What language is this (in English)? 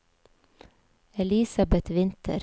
Norwegian